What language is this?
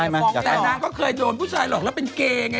Thai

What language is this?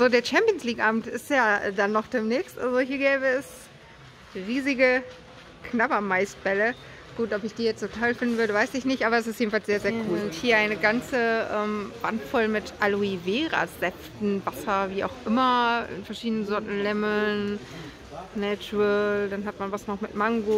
German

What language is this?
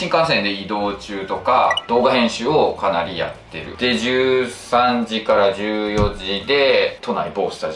Japanese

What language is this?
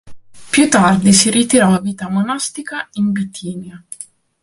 Italian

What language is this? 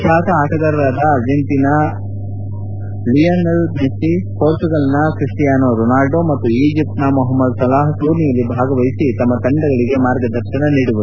Kannada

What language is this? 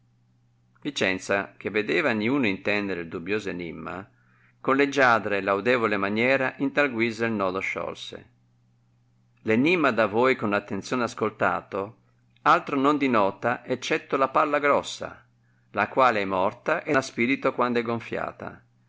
Italian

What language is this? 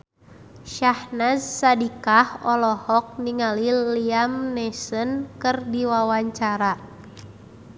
Sundanese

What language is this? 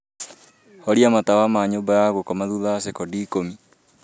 Kikuyu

